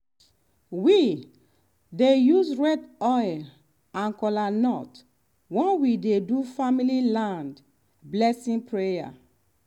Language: Nigerian Pidgin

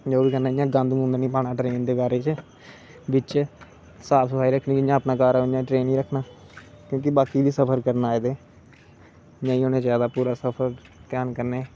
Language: Dogri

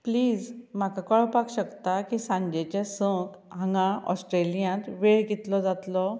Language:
Konkani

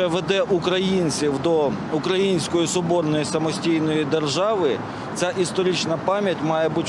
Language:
Ukrainian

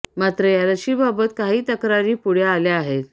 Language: Marathi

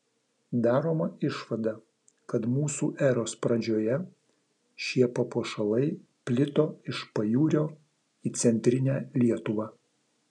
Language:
Lithuanian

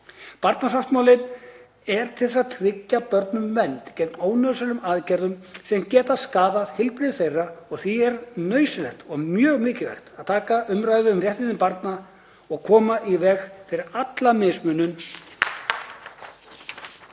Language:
Icelandic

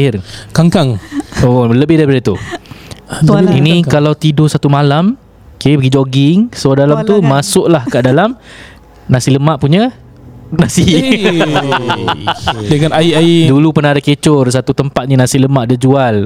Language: Malay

